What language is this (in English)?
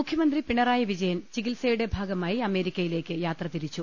Malayalam